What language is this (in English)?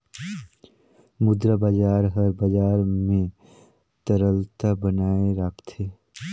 Chhattisgarhi